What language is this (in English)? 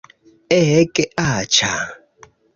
Esperanto